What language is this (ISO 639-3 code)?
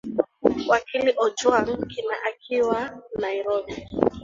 swa